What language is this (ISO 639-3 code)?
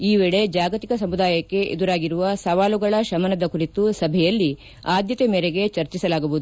kan